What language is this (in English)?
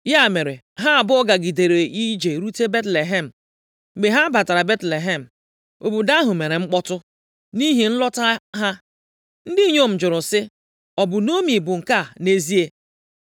Igbo